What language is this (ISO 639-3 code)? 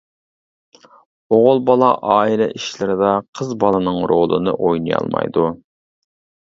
uig